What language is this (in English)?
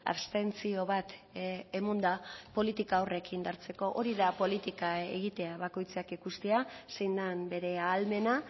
Basque